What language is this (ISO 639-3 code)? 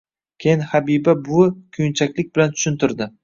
uzb